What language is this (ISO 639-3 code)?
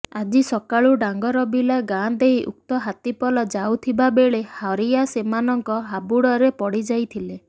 ori